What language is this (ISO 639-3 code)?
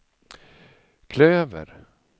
swe